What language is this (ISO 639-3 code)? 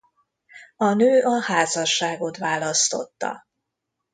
hun